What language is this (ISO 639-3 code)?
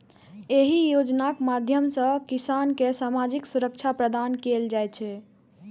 mai